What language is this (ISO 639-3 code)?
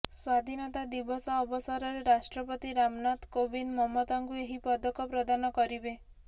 ori